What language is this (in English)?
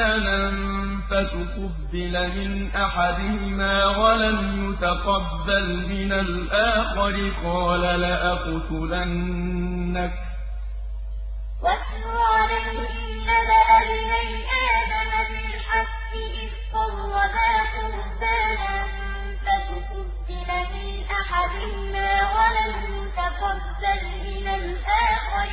Arabic